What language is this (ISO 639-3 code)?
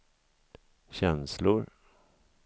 swe